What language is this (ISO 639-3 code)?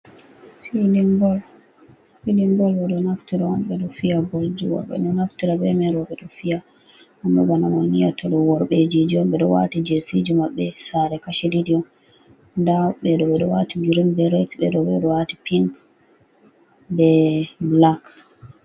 ful